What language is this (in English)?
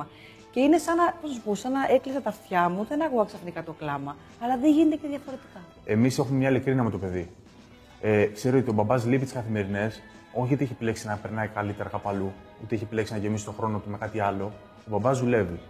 Greek